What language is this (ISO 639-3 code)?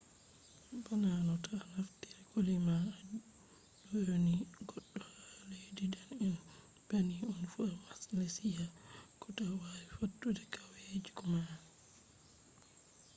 ful